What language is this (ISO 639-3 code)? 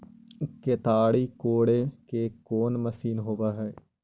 mag